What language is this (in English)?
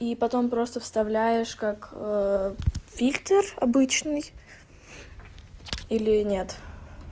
Russian